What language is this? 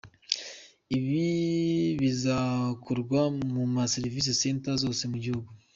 Kinyarwanda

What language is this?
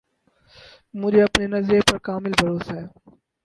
Urdu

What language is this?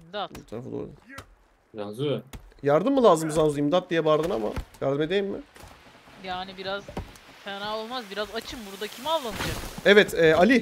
Turkish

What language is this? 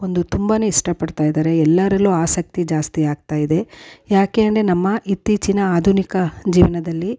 Kannada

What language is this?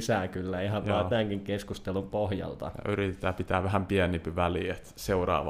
Finnish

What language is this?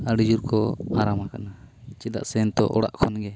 Santali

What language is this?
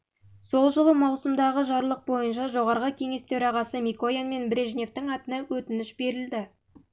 Kazakh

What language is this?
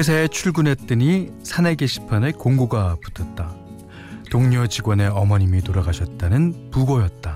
Korean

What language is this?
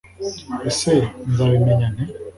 Kinyarwanda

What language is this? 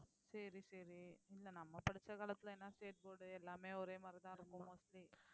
Tamil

